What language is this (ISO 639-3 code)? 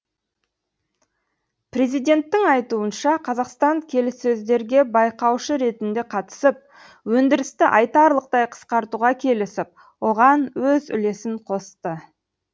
kaz